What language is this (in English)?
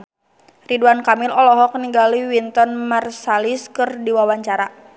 Sundanese